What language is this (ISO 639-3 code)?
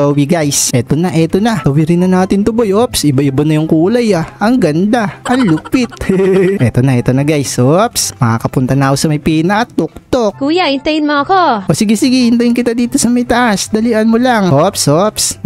fil